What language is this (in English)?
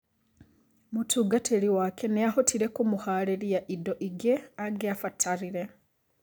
Kikuyu